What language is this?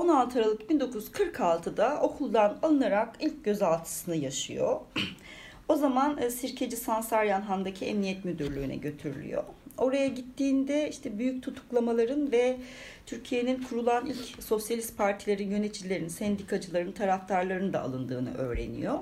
Turkish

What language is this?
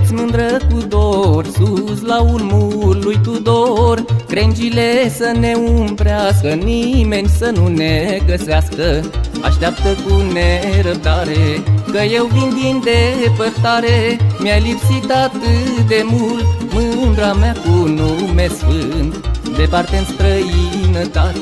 Romanian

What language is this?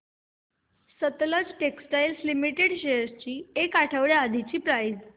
Marathi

